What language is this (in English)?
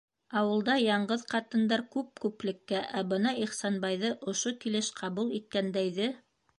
Bashkir